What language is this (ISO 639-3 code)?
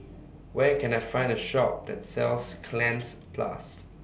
eng